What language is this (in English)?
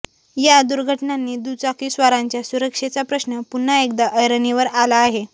Marathi